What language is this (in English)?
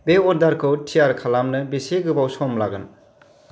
Bodo